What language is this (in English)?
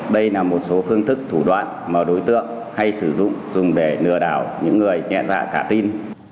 Vietnamese